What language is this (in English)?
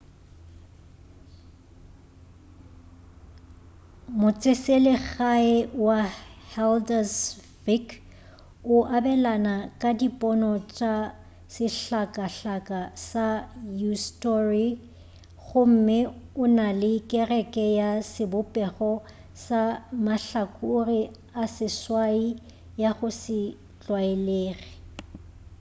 Northern Sotho